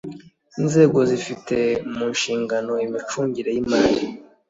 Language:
Kinyarwanda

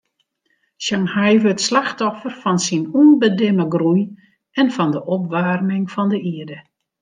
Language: Western Frisian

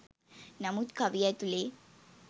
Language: Sinhala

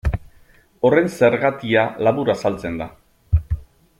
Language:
Basque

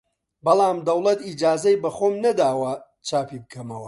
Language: Central Kurdish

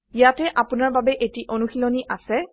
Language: Assamese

